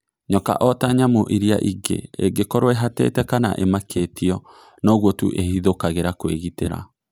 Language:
Kikuyu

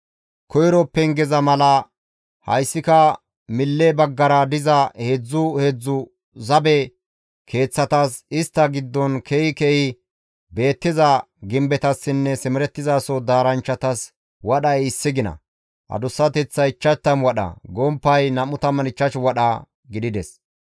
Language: Gamo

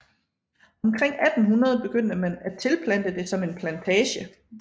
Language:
Danish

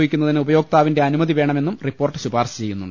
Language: Malayalam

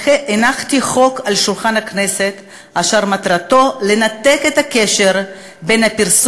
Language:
Hebrew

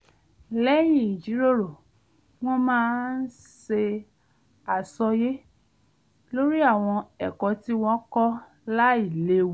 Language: Yoruba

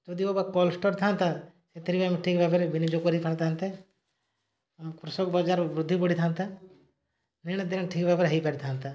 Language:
Odia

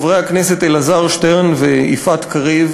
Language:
Hebrew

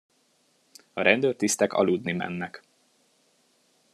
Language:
Hungarian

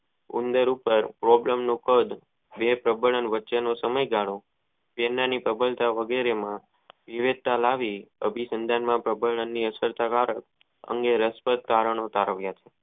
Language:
Gujarati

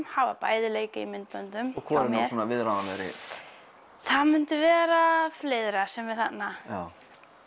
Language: Icelandic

